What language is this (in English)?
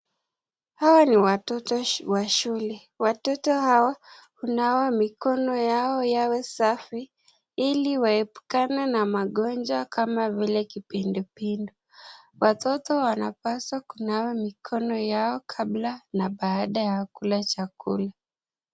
Swahili